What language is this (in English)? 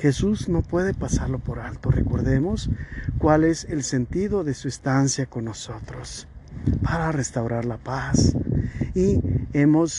Spanish